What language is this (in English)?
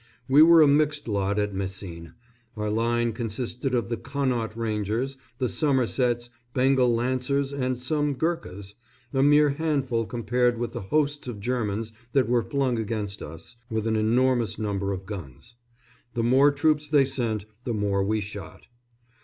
English